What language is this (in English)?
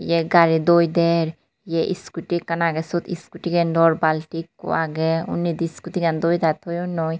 Chakma